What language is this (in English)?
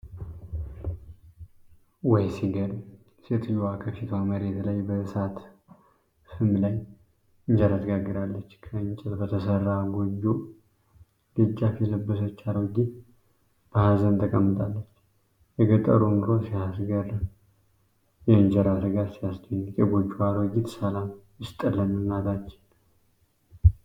Amharic